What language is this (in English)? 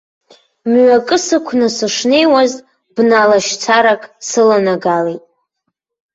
Abkhazian